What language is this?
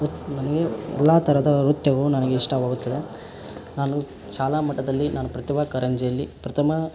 Kannada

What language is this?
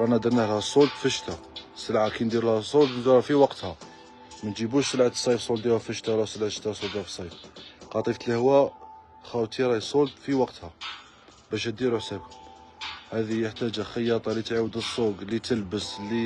Arabic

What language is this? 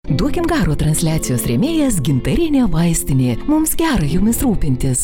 Lithuanian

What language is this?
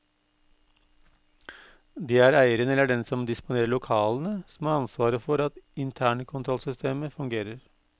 Norwegian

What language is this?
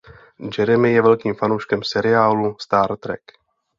Czech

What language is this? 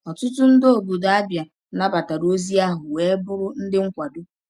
Igbo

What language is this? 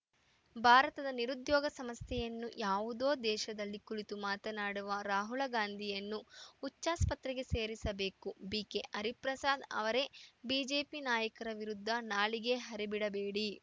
Kannada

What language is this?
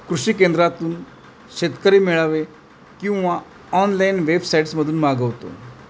Marathi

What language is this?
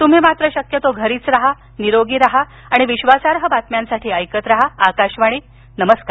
Marathi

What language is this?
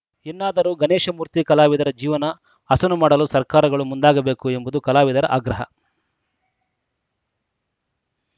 Kannada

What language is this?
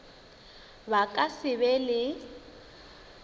Northern Sotho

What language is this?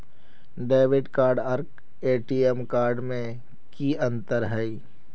Magahi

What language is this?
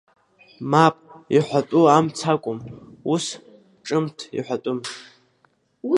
Abkhazian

